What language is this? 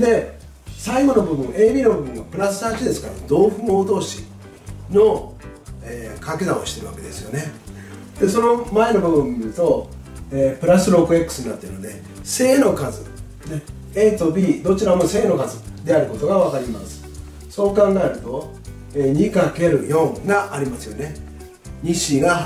Japanese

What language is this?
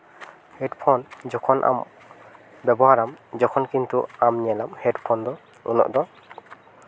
Santali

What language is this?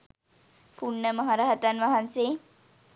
Sinhala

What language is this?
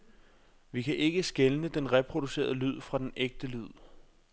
Danish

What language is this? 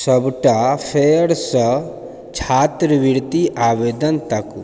Maithili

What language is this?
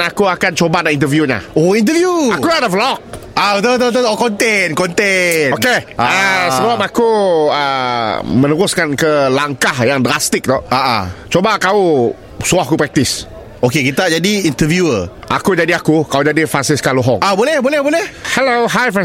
Malay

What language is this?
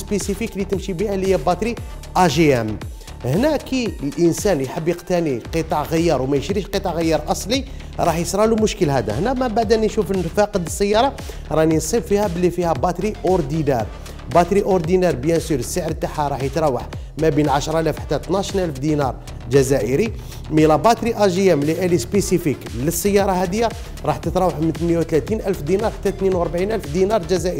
Arabic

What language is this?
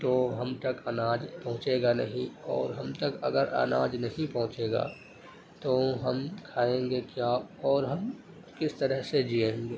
Urdu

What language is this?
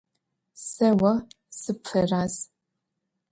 Adyghe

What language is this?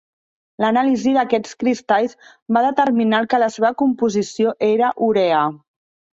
Catalan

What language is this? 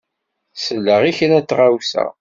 Kabyle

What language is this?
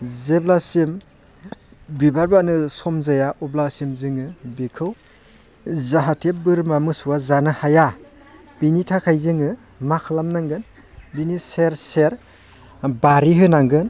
Bodo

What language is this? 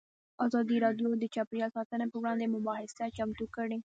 Pashto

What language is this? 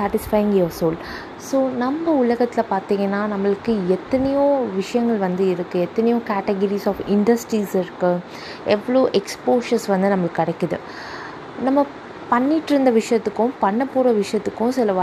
Tamil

